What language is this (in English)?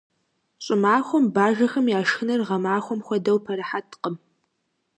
Kabardian